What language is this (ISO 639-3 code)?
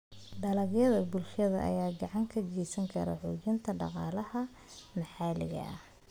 som